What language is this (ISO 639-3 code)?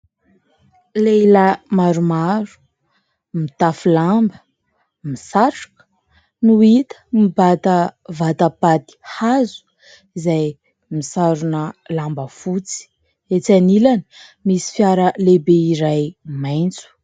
mlg